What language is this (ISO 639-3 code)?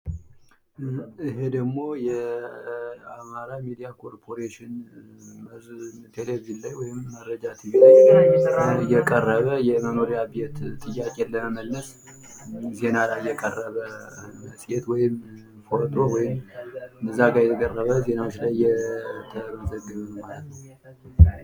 amh